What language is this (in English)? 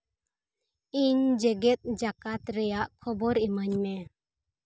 Santali